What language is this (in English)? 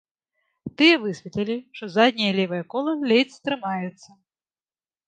Belarusian